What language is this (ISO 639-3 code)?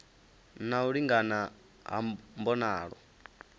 ven